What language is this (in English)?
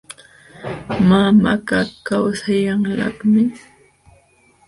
Jauja Wanca Quechua